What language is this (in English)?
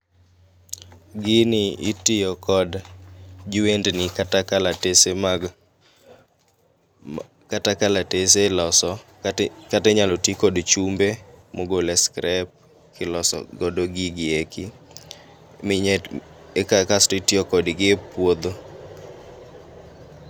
Luo (Kenya and Tanzania)